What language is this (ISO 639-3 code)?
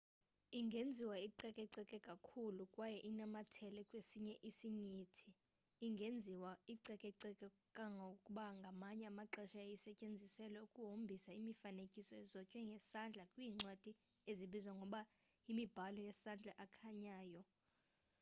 xho